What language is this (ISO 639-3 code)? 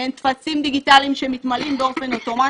heb